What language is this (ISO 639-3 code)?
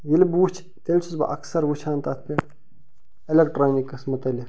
kas